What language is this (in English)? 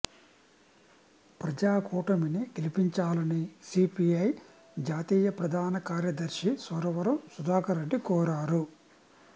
Telugu